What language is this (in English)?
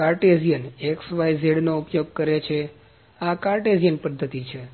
Gujarati